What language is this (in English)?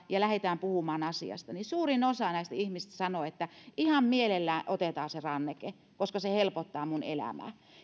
Finnish